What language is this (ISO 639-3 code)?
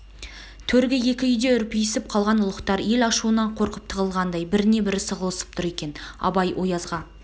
kaz